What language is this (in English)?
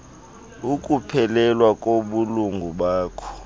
Xhosa